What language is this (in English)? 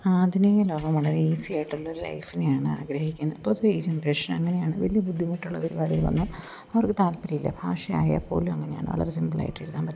Malayalam